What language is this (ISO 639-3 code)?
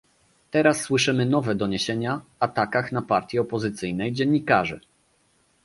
pol